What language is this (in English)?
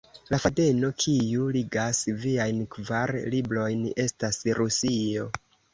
Esperanto